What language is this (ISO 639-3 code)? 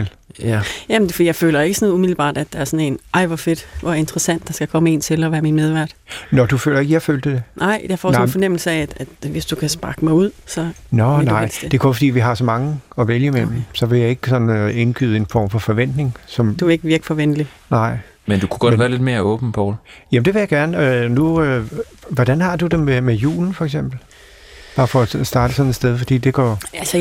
dan